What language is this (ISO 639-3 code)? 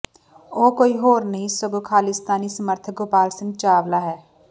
pan